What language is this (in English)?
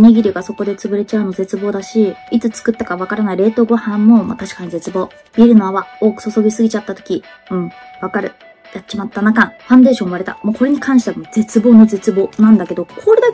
Japanese